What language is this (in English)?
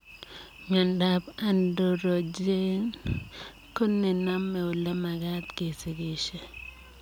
Kalenjin